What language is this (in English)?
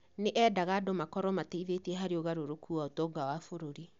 Kikuyu